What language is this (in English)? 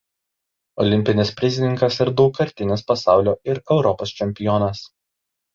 Lithuanian